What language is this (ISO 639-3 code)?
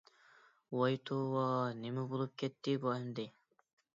uig